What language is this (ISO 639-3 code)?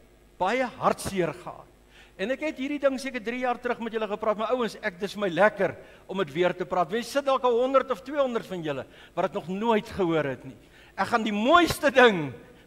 nld